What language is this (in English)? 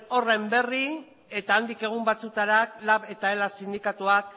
Basque